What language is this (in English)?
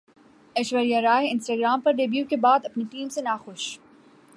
Urdu